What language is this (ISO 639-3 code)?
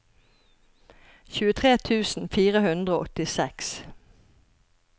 nor